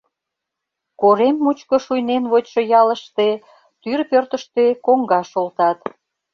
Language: Mari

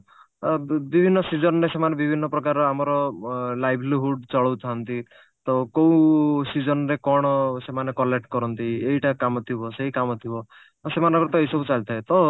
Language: Odia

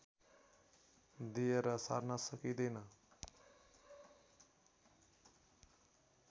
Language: Nepali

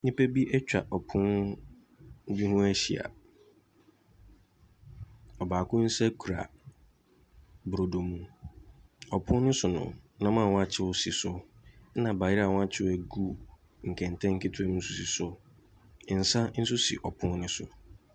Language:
Akan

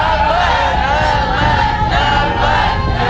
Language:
Thai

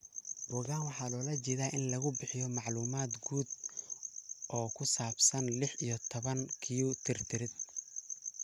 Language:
Somali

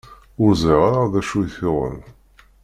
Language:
Kabyle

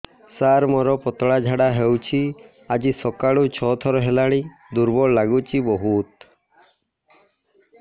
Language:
Odia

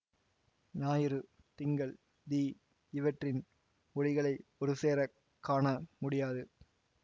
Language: Tamil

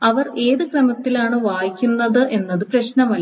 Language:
Malayalam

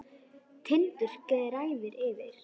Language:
Icelandic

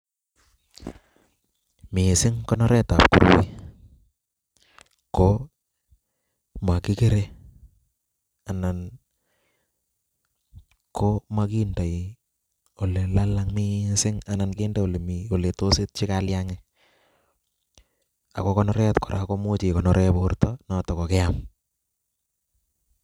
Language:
Kalenjin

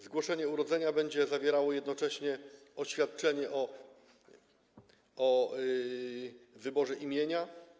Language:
Polish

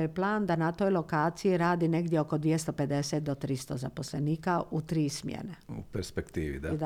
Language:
Croatian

